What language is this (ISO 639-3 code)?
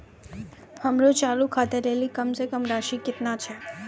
mai